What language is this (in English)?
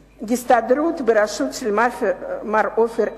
Hebrew